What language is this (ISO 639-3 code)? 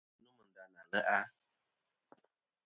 bkm